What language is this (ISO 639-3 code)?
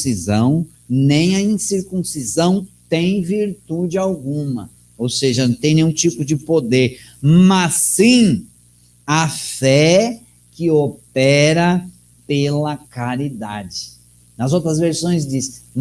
por